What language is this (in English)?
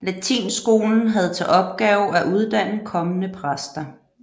Danish